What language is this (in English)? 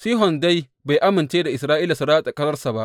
Hausa